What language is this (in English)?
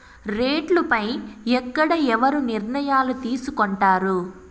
Telugu